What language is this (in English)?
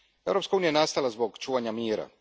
Croatian